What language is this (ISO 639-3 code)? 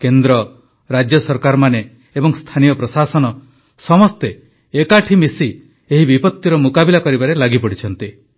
ori